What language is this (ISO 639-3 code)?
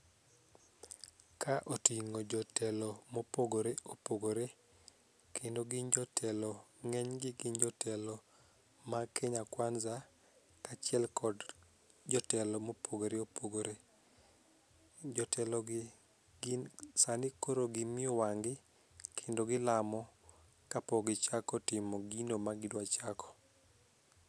luo